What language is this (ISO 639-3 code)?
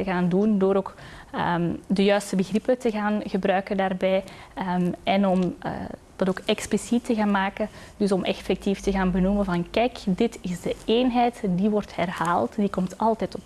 nld